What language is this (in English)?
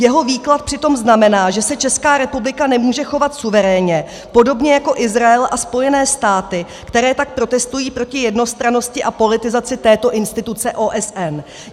Czech